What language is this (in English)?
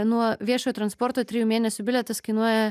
Lithuanian